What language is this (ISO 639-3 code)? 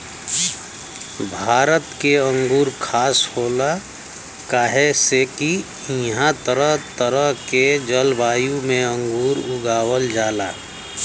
bho